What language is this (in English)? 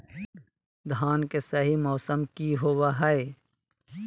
Magahi